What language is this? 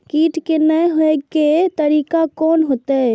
Maithili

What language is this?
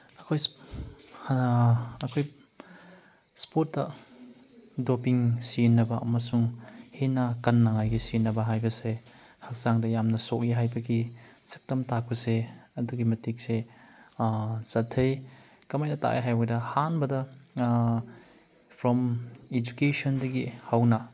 Manipuri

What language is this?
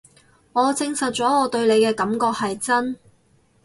Cantonese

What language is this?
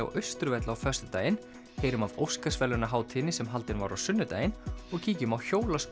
Icelandic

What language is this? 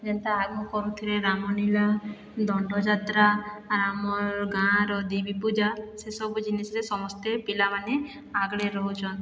Odia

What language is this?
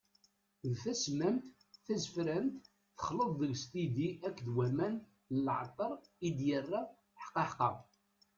Kabyle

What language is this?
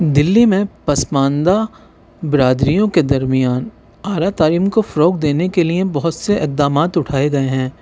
Urdu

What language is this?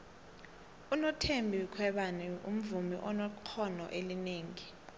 South Ndebele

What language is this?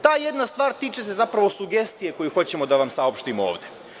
Serbian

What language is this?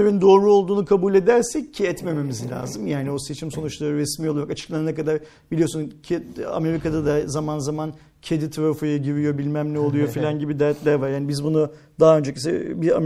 Turkish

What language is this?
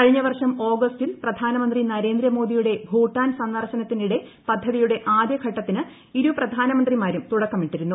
Malayalam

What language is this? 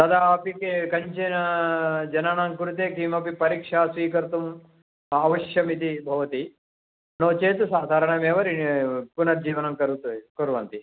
Sanskrit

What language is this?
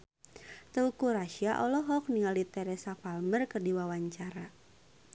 Sundanese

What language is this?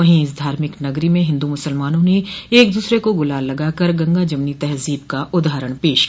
Hindi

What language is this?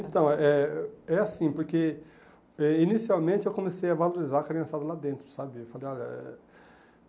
Portuguese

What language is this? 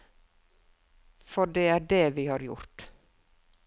Norwegian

